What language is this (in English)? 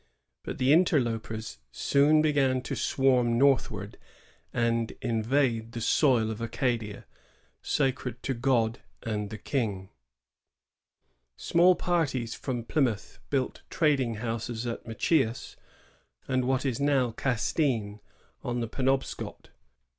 English